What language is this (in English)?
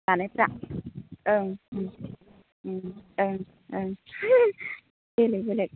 Bodo